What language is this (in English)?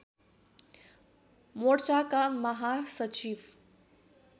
Nepali